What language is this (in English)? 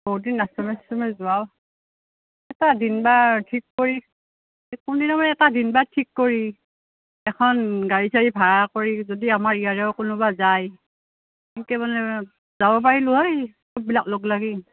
Assamese